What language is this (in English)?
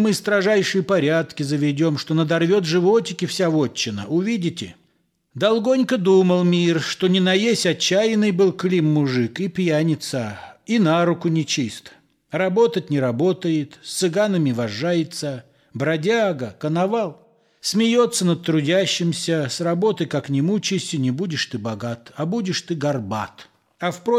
Russian